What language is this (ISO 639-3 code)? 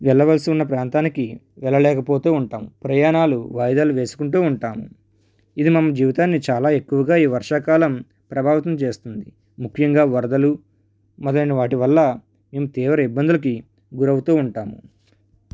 tel